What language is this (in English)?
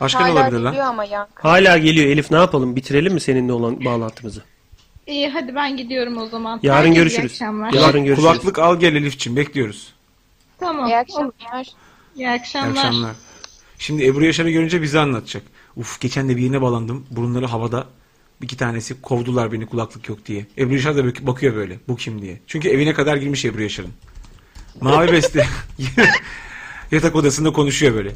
Turkish